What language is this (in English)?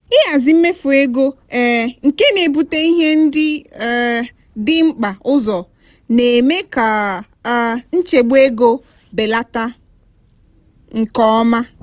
Igbo